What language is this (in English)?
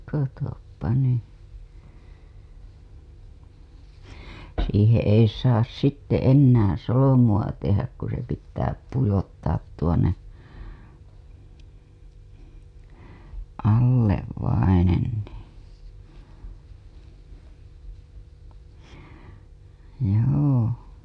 Finnish